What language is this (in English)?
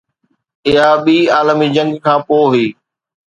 Sindhi